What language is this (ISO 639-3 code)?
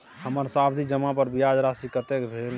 mai